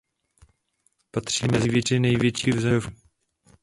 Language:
Czech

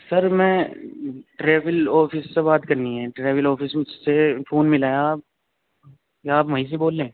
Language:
Urdu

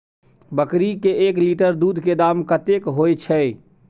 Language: Maithili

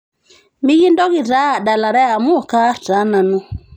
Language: Masai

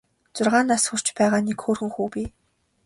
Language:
Mongolian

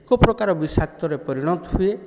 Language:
Odia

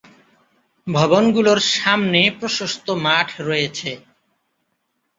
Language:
Bangla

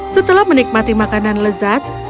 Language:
Indonesian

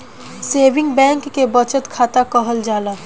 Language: Bhojpuri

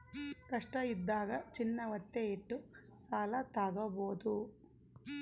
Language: Kannada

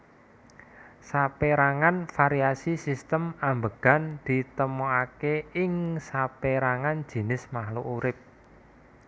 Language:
Javanese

